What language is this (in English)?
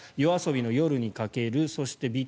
Japanese